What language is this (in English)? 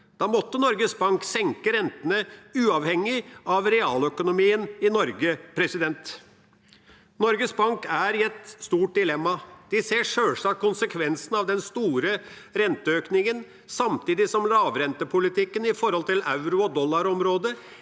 Norwegian